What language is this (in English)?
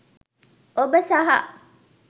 Sinhala